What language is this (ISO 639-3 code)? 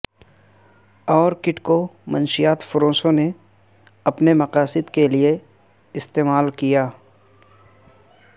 urd